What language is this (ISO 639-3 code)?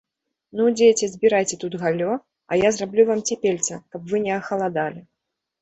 bel